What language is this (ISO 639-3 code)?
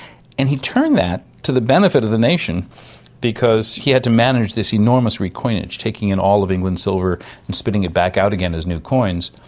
eng